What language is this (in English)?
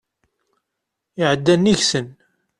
Kabyle